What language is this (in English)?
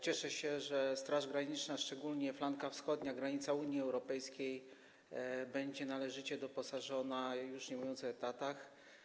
Polish